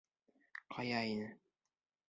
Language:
Bashkir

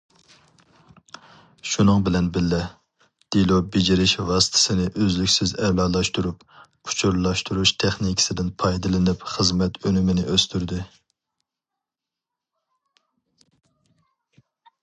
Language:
Uyghur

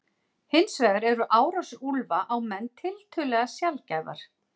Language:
Icelandic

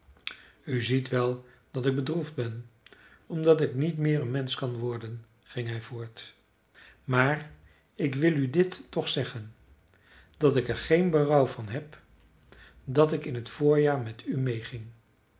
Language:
Dutch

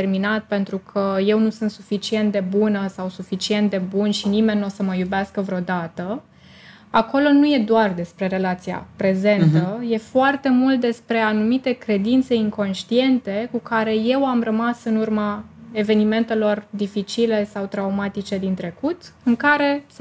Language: Romanian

